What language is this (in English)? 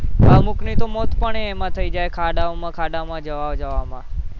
Gujarati